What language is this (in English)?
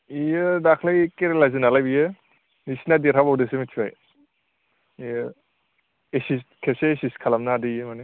Bodo